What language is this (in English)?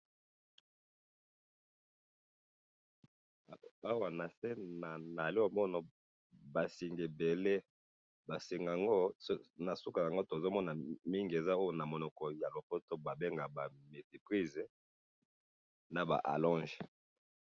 Lingala